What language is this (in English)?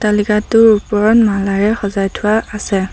Assamese